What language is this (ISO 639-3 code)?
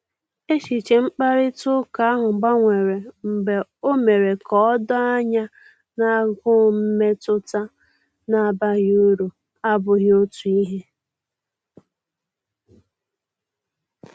ibo